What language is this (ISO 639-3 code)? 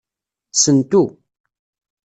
kab